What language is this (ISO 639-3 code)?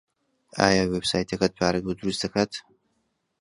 ckb